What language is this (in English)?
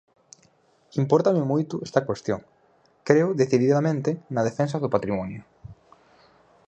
Galician